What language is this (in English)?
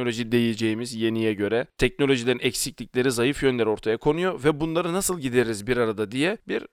Turkish